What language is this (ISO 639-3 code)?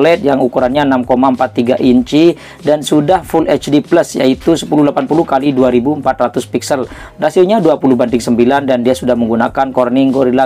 ind